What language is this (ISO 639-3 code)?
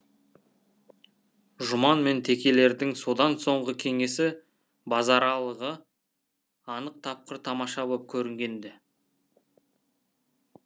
kaz